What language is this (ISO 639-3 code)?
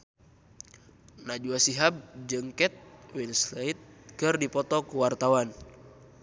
sun